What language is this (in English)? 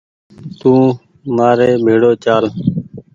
Goaria